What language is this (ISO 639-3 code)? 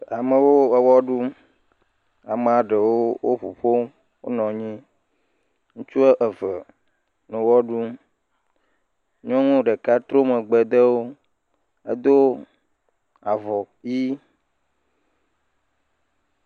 ewe